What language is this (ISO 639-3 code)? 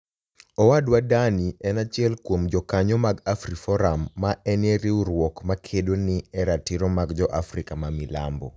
luo